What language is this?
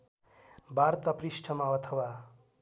Nepali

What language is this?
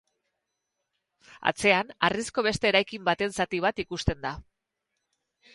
Basque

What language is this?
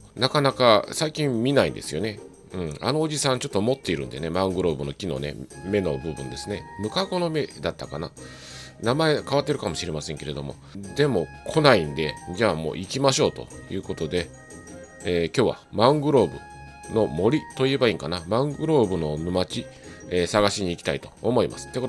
Japanese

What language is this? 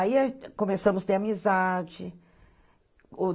Portuguese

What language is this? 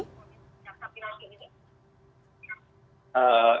Indonesian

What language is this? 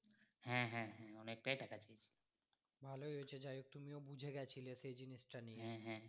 Bangla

